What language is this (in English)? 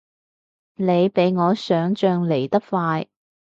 Cantonese